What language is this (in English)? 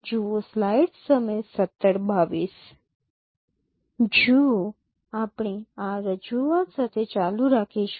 Gujarati